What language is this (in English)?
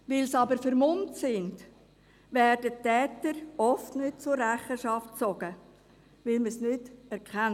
Swiss German